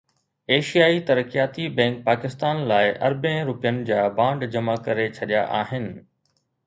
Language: Sindhi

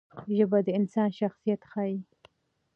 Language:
Pashto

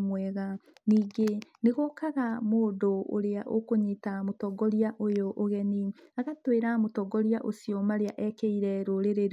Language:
Kikuyu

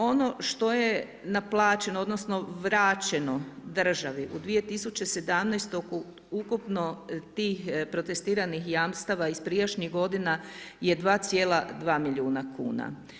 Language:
Croatian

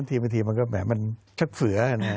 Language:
Thai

